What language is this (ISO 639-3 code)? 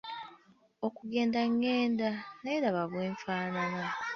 lug